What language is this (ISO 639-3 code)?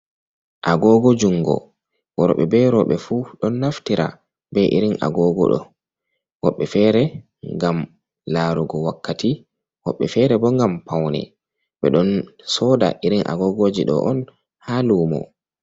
ful